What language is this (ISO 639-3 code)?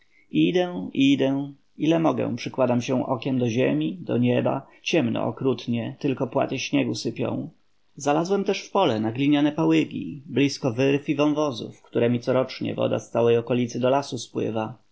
pol